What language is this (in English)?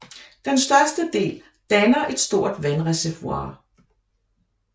Danish